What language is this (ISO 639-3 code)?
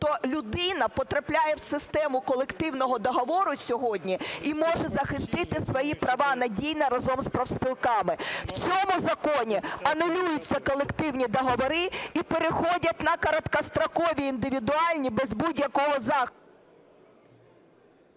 ukr